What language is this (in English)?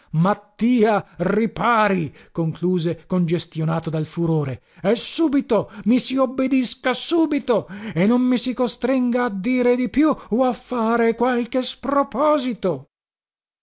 Italian